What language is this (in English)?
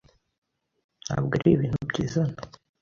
Kinyarwanda